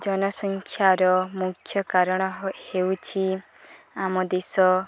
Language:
Odia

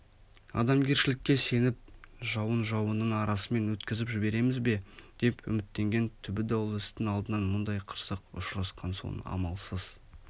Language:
Kazakh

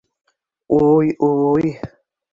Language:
Bashkir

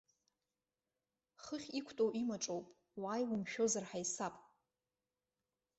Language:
Abkhazian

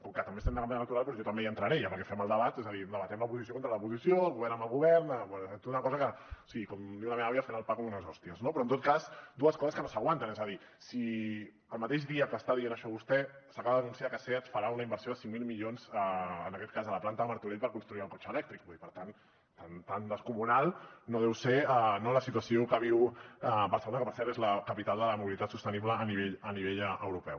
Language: Catalan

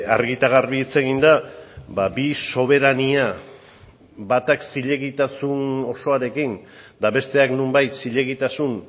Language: Basque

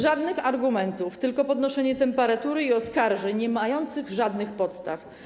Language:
Polish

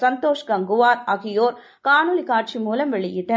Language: Tamil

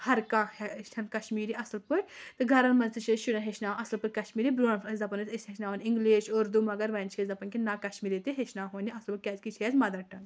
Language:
Kashmiri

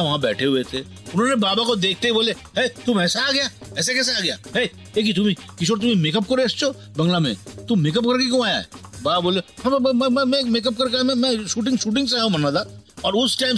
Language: Hindi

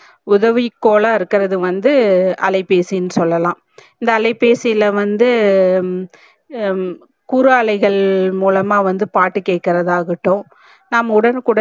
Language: Tamil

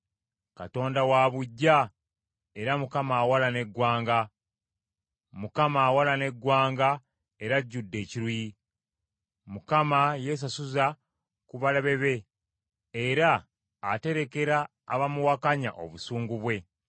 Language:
Ganda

